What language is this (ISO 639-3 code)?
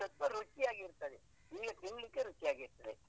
kan